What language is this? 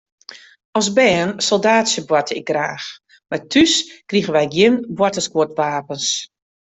Western Frisian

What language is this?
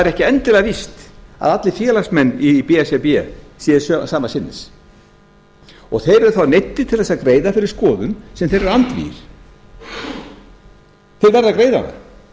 Icelandic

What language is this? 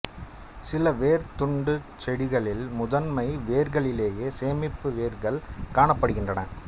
Tamil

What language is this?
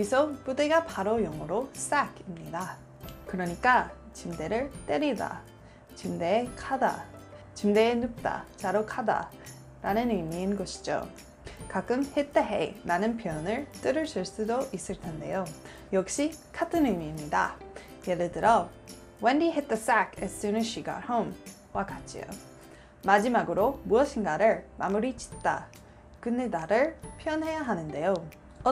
Korean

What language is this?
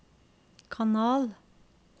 Norwegian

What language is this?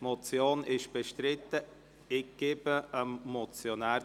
Swiss German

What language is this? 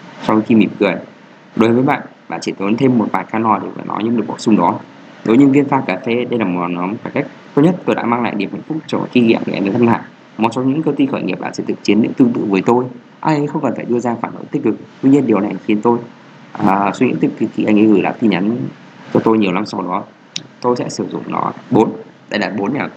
Vietnamese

